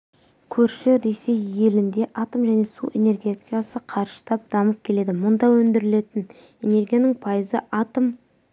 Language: Kazakh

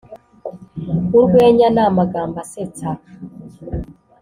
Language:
Kinyarwanda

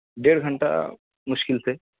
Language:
Urdu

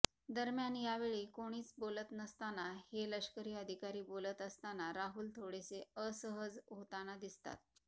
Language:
Marathi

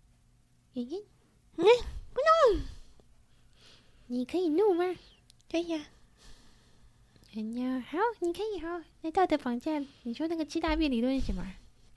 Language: Chinese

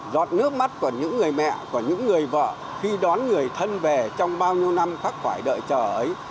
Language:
Vietnamese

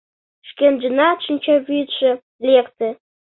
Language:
Mari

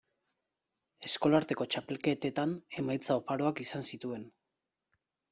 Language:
Basque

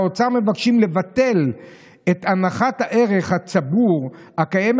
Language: Hebrew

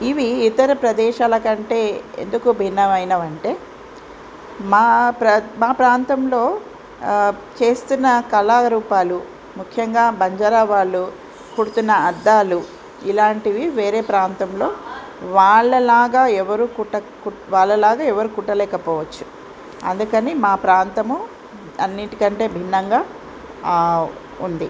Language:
Telugu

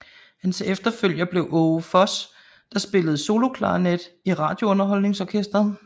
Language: Danish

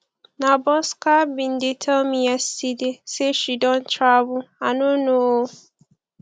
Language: Nigerian Pidgin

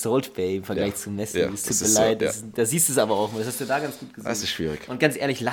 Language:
German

